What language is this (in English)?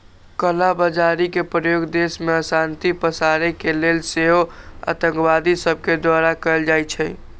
Magahi